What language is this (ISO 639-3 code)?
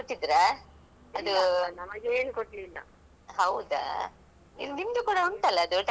kan